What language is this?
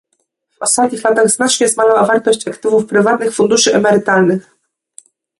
Polish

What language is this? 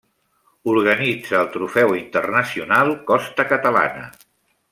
Catalan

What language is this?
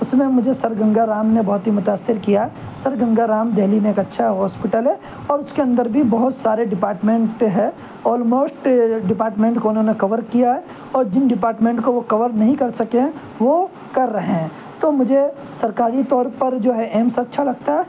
Urdu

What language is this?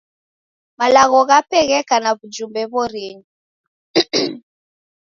Taita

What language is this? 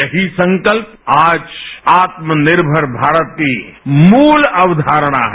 Hindi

